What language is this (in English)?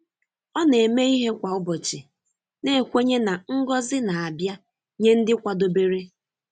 Igbo